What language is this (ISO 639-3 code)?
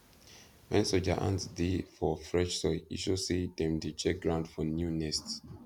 pcm